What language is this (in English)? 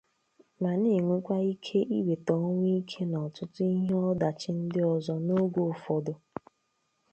Igbo